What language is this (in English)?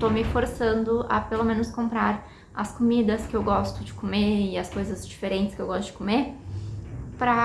Portuguese